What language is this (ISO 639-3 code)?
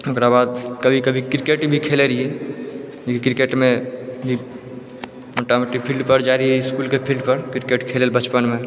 mai